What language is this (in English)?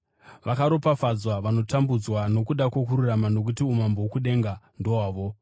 Shona